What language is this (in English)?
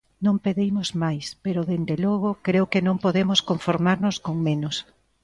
Galician